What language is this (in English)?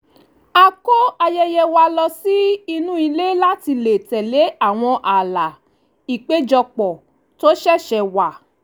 Yoruba